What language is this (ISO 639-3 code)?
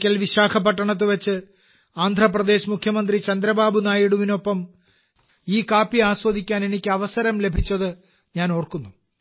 mal